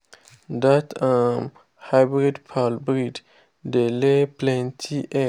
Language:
Nigerian Pidgin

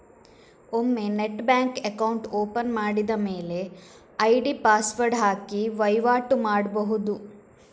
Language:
Kannada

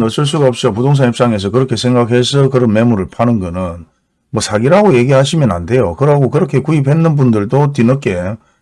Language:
Korean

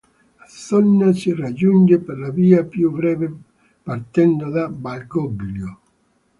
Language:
Italian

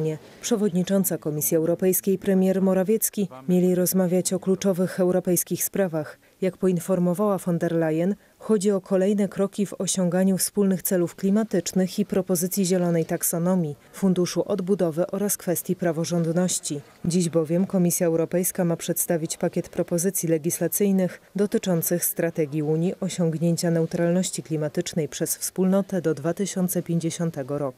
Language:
Polish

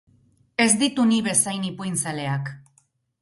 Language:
Basque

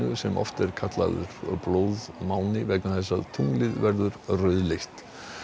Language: Icelandic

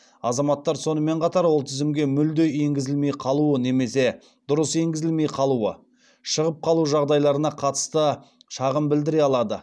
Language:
Kazakh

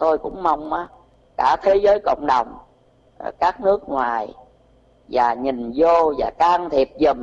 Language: Vietnamese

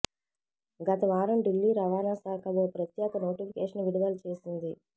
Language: Telugu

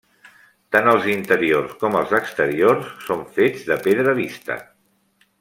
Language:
Catalan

